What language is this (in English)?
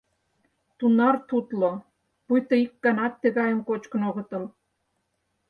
Mari